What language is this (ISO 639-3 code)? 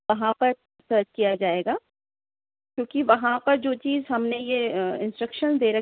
urd